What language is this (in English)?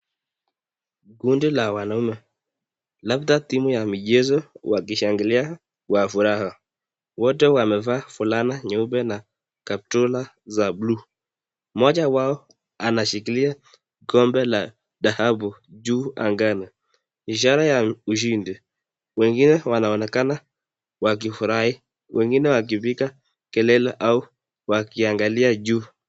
Swahili